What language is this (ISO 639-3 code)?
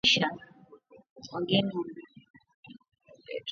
swa